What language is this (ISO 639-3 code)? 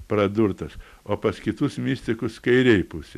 lit